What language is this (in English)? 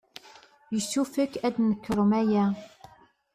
Kabyle